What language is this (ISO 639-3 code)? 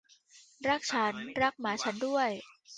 tha